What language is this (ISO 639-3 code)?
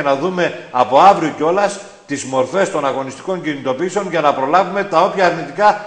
ell